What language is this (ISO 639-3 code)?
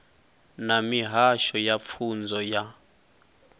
ven